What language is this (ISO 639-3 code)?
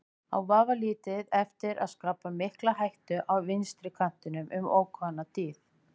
isl